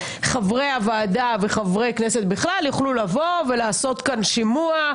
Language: Hebrew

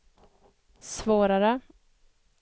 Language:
Swedish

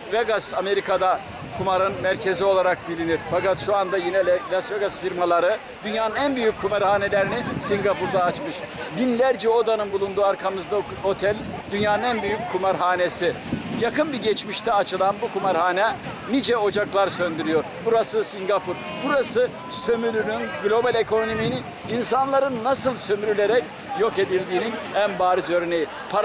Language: Turkish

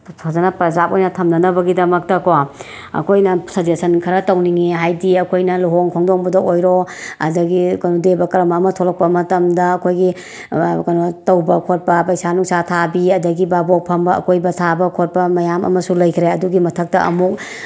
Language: Manipuri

